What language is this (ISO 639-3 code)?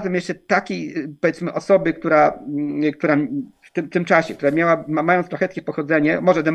pol